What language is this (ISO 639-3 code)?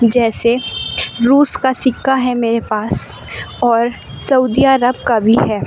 urd